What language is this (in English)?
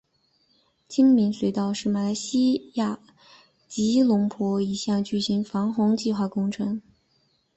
Chinese